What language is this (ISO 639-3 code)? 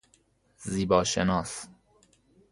fas